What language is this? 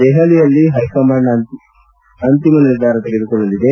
Kannada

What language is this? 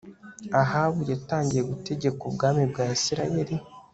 Kinyarwanda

